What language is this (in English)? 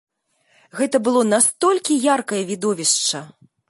Belarusian